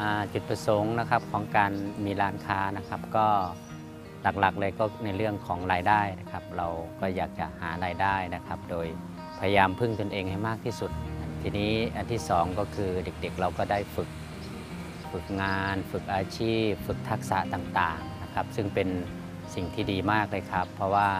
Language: Thai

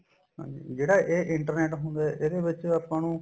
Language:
Punjabi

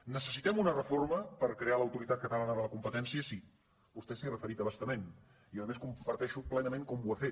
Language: Catalan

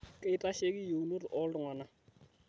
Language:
Masai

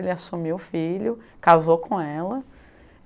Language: Portuguese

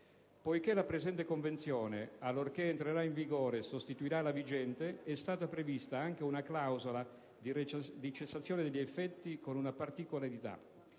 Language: Italian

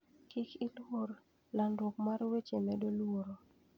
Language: Luo (Kenya and Tanzania)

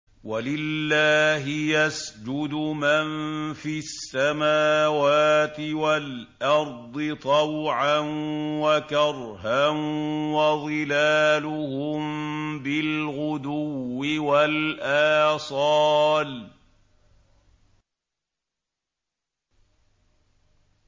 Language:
Arabic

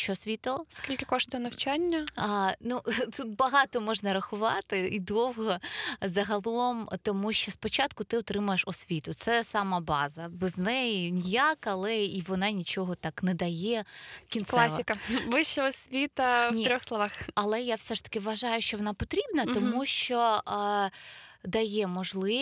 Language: Ukrainian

